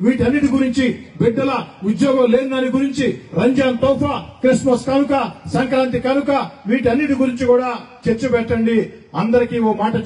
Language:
Hindi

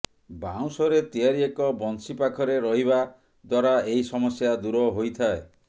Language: Odia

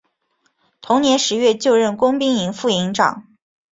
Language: Chinese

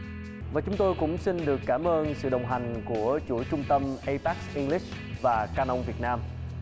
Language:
Vietnamese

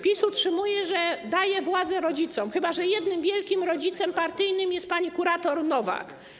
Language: Polish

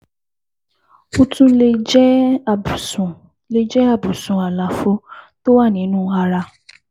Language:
Yoruba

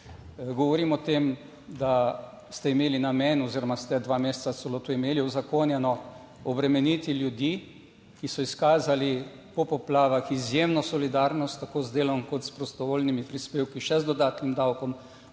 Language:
Slovenian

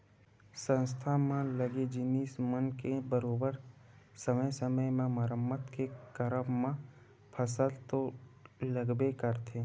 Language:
Chhattisgarhi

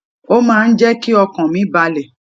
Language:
Yoruba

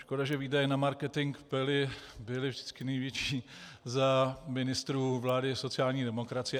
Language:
Czech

